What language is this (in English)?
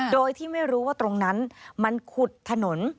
Thai